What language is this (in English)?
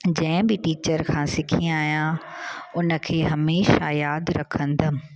Sindhi